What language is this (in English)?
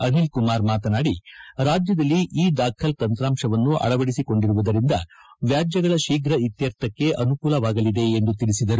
Kannada